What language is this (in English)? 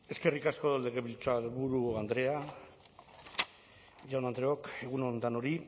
Basque